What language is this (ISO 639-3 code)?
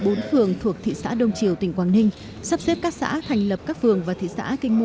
vie